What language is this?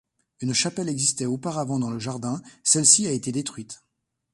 French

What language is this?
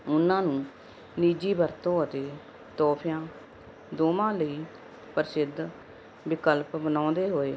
Punjabi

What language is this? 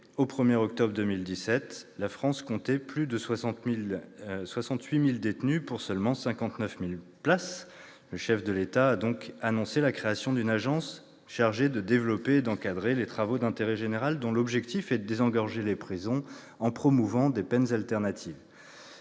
French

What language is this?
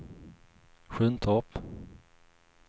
Swedish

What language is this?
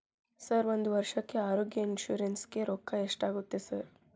Kannada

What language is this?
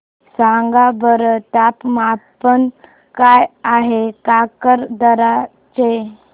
Marathi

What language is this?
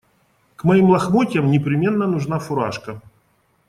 Russian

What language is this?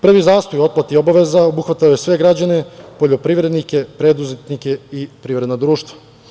Serbian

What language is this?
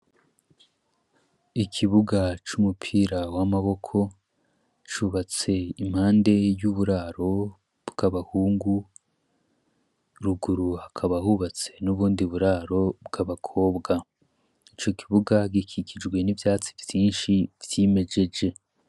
Rundi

